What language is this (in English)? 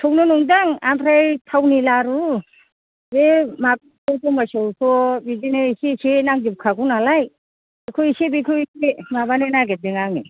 Bodo